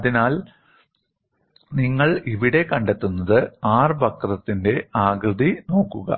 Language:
Malayalam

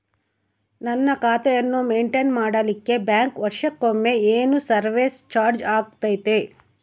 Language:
Kannada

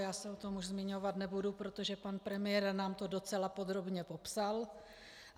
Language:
Czech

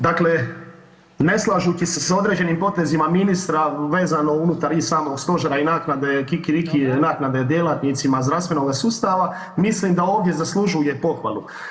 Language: Croatian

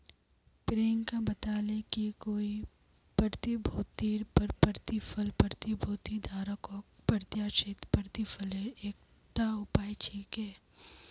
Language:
Magahi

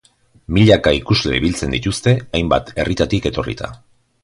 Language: Basque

